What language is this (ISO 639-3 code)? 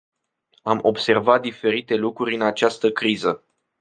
ron